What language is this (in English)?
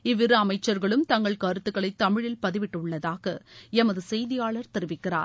Tamil